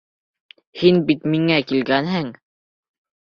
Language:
Bashkir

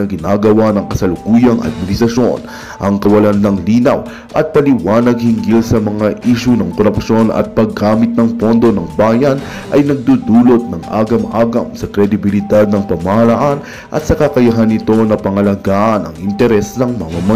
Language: Filipino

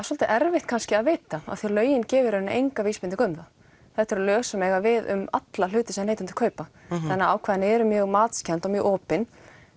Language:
Icelandic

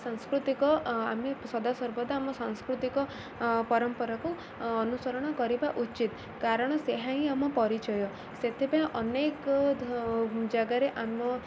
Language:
Odia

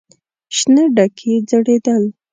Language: Pashto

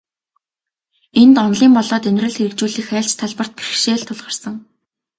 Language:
Mongolian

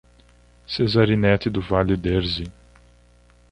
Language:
Portuguese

